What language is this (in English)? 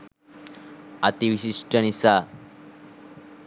Sinhala